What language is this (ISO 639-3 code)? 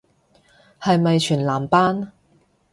yue